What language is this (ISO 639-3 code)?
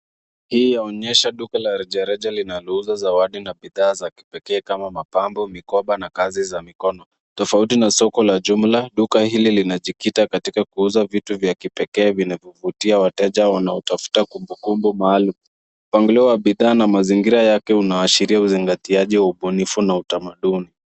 swa